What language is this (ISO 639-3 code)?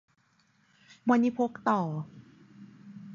tha